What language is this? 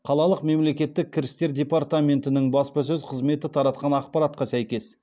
Kazakh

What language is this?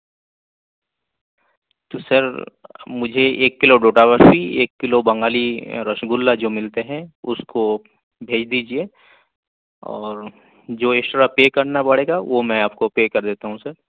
Urdu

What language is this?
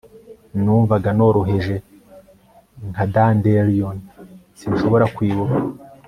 Kinyarwanda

